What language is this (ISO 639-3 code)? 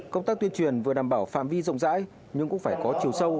vie